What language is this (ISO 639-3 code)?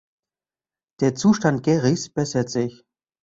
deu